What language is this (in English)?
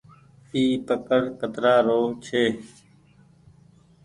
Goaria